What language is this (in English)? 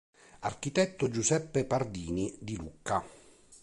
Italian